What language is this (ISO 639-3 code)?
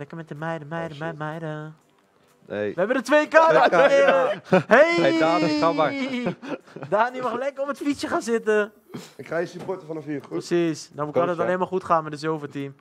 nld